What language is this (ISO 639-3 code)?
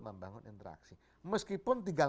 ind